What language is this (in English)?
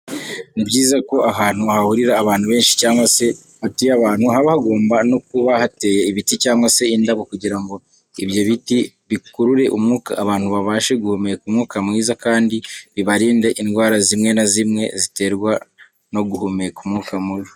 Kinyarwanda